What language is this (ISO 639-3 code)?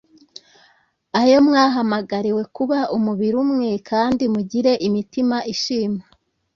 kin